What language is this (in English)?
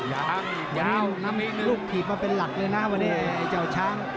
Thai